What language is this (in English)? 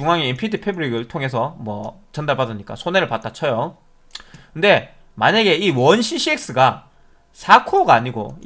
Korean